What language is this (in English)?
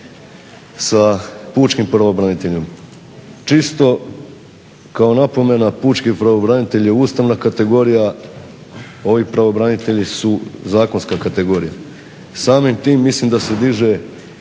Croatian